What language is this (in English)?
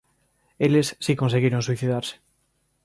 Galician